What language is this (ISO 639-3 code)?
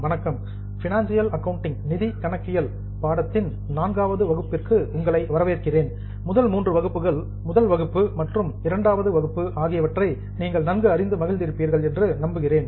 tam